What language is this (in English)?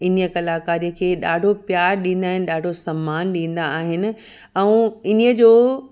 Sindhi